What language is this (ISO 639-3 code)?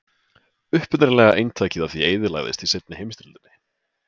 isl